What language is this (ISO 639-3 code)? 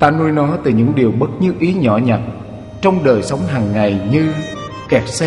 vie